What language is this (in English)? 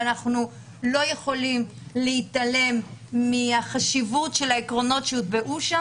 Hebrew